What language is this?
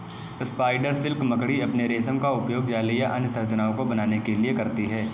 Hindi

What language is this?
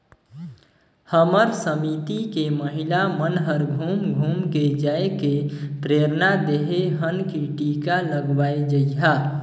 Chhattisgarhi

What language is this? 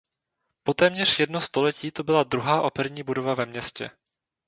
Czech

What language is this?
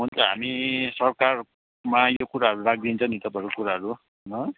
Nepali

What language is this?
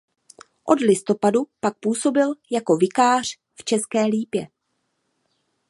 Czech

